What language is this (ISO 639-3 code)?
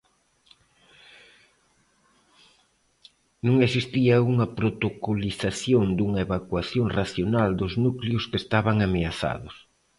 glg